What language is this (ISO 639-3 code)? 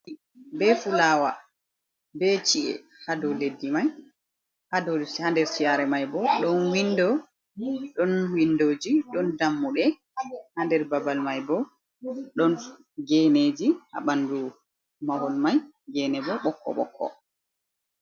ful